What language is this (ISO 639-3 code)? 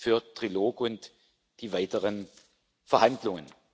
deu